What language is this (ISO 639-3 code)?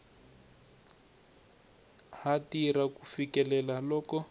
tso